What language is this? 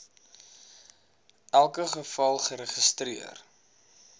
Afrikaans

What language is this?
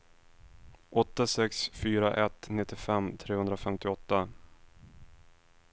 Swedish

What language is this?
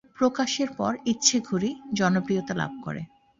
Bangla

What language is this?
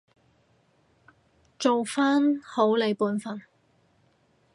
Cantonese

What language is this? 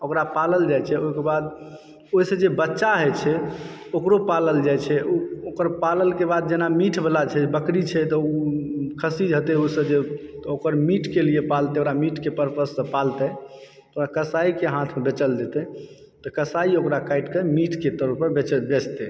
Maithili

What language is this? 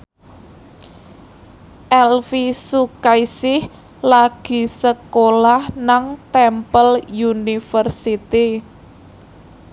Javanese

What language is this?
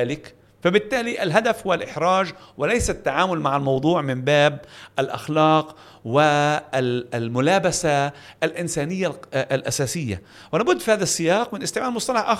Arabic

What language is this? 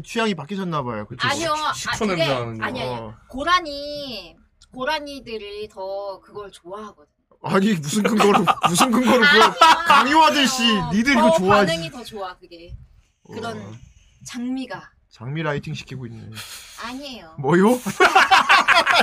Korean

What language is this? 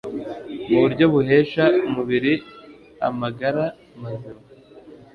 Kinyarwanda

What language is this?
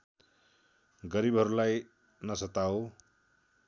Nepali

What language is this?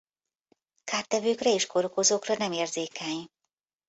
Hungarian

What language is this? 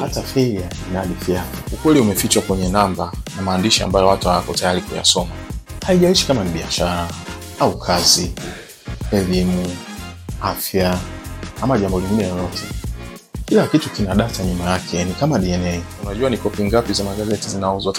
Swahili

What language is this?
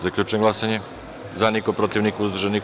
Serbian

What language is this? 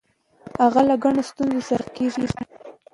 Pashto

